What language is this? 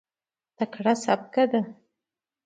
Pashto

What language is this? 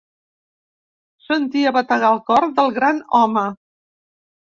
Catalan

